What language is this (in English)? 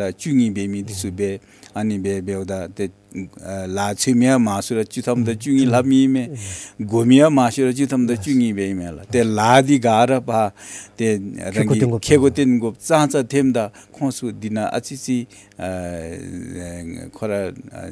Korean